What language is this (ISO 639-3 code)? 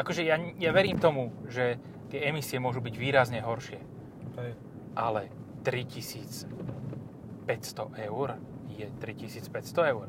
slk